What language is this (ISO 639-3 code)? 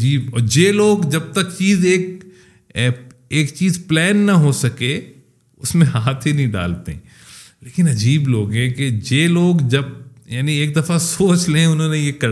urd